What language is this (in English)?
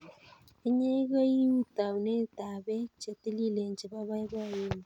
Kalenjin